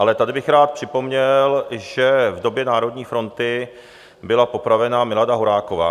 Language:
Czech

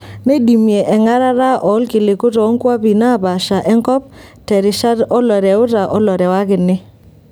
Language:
Masai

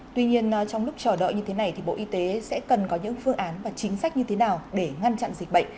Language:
Vietnamese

